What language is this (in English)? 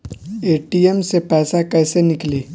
Bhojpuri